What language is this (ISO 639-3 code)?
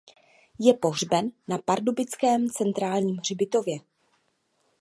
ces